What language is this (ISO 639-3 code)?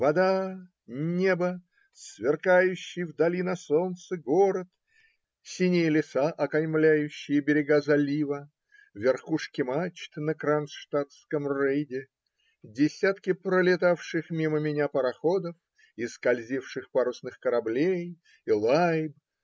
rus